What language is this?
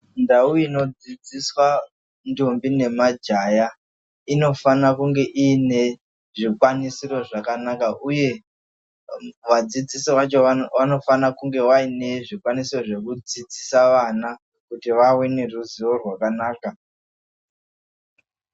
Ndau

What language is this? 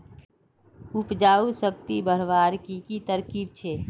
Magahi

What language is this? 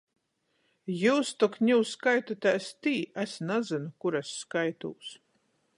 Latgalian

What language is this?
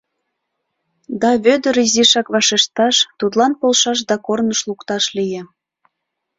Mari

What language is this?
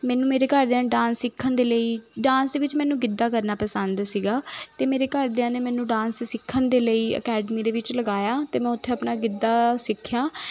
Punjabi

